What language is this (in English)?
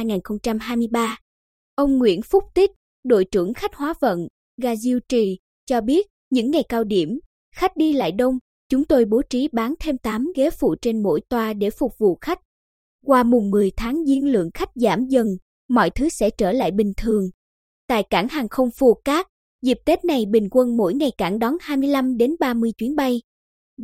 Vietnamese